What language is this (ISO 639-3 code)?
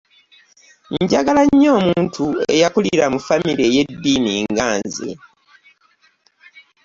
lug